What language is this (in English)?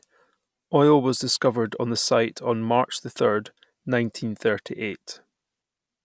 English